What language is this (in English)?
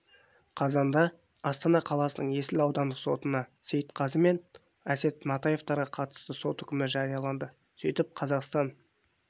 Kazakh